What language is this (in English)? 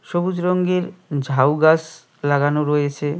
Bangla